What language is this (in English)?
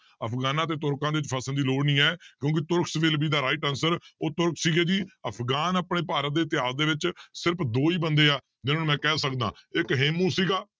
Punjabi